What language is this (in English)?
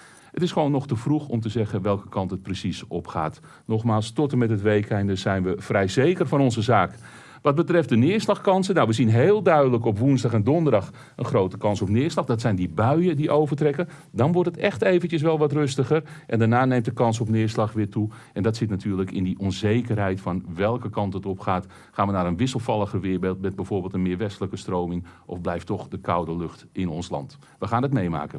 Dutch